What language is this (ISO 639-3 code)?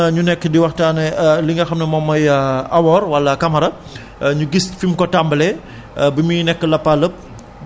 wol